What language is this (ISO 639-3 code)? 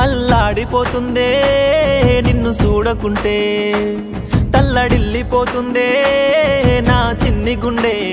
tel